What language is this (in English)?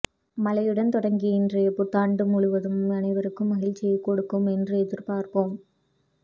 Tamil